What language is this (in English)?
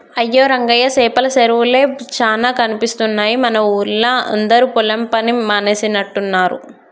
Telugu